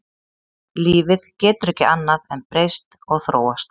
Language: Icelandic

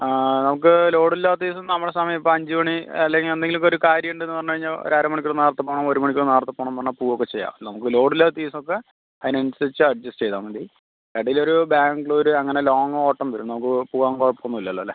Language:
Malayalam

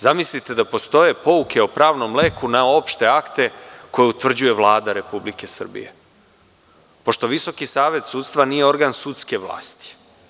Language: Serbian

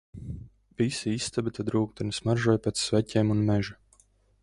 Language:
Latvian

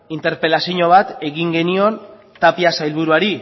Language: Basque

